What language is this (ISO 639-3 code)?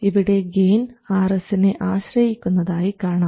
mal